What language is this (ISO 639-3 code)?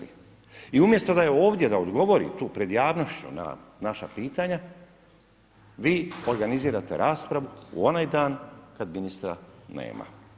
hrv